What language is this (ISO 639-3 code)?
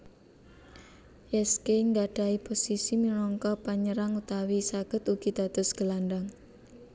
jav